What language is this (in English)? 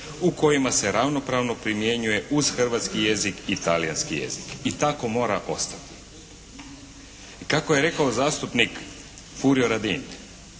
Croatian